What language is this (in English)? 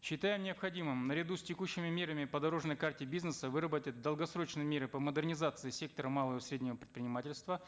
Kazakh